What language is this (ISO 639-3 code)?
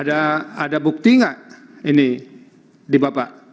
ind